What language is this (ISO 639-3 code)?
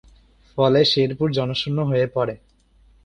ben